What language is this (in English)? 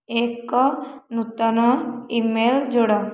Odia